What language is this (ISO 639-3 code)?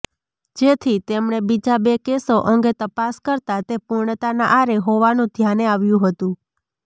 guj